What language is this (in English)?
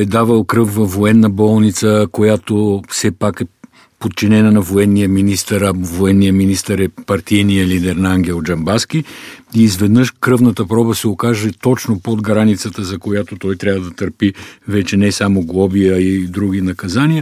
Bulgarian